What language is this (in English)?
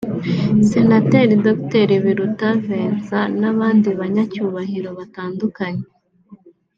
Kinyarwanda